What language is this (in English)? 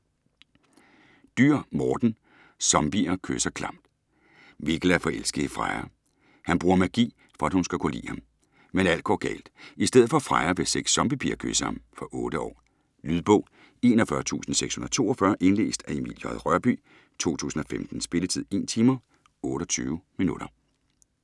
Danish